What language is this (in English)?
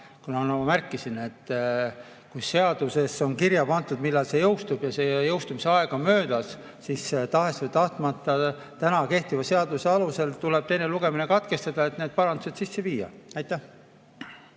Estonian